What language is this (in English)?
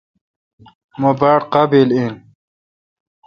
Kalkoti